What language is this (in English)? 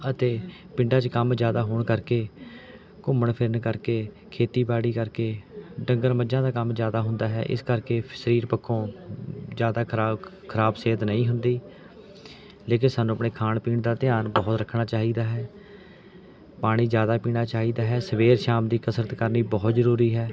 Punjabi